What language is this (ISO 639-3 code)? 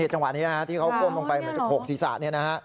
tha